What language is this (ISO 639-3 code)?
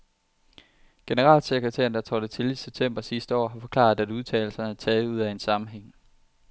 dan